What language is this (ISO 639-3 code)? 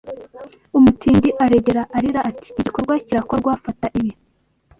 kin